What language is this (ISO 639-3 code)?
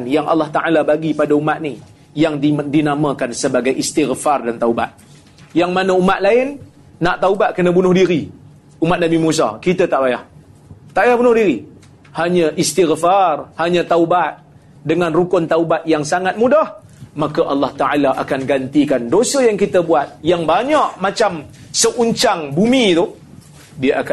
msa